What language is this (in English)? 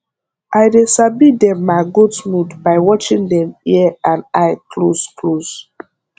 Nigerian Pidgin